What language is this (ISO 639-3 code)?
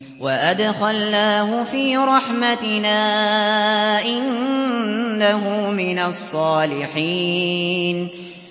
ara